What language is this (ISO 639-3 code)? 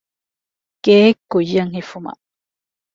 div